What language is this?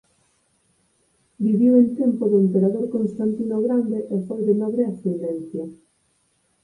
Galician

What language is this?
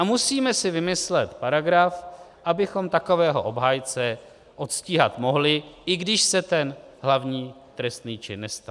Czech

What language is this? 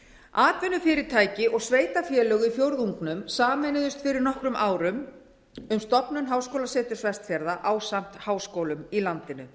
Icelandic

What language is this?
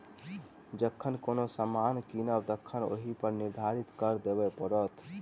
Maithili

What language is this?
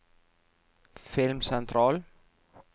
Norwegian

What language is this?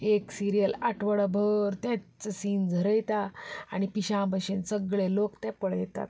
Konkani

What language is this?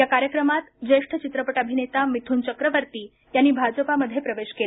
Marathi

